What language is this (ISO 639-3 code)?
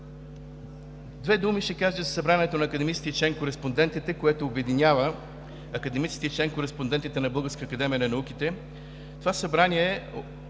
bul